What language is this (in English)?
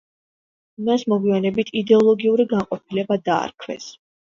Georgian